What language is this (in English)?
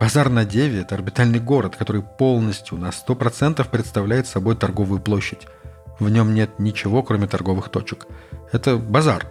Russian